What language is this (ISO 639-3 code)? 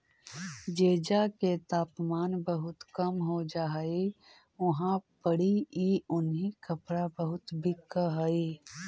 mag